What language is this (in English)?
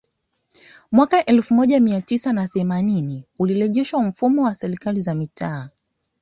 Swahili